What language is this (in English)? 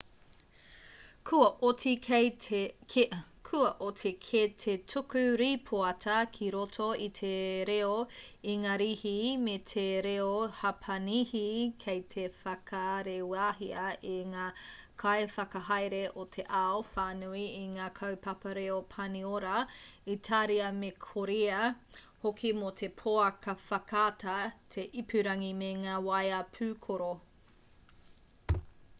Māori